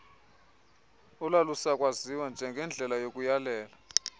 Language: Xhosa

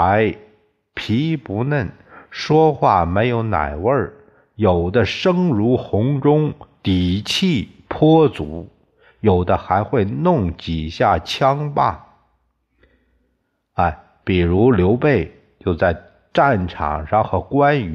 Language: Chinese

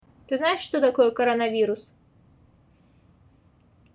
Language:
Russian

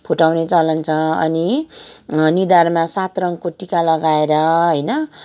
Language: Nepali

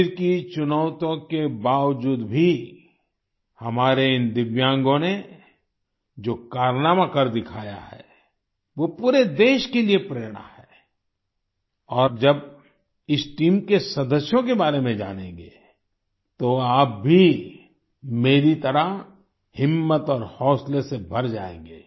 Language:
Hindi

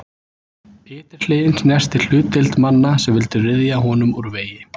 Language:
Icelandic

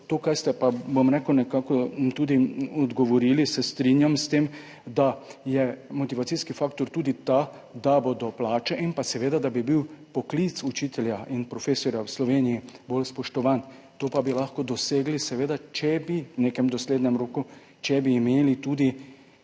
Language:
Slovenian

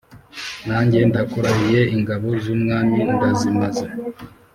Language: Kinyarwanda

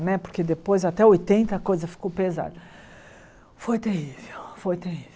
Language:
Portuguese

